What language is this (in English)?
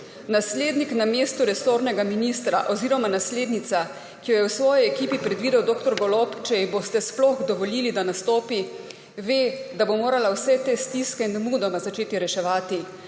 Slovenian